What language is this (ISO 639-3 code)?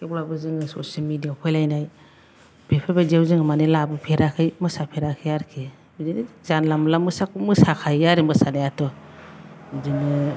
brx